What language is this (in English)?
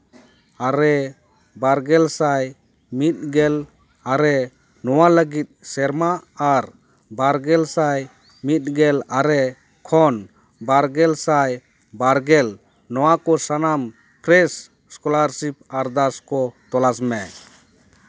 Santali